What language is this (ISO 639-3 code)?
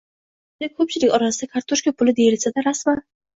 uzb